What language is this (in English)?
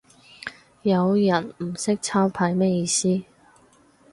Cantonese